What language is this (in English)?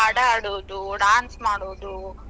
Kannada